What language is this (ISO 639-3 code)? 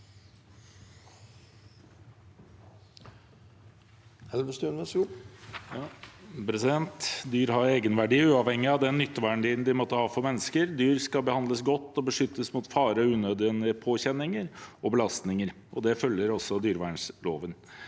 nor